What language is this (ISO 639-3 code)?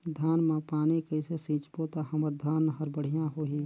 hne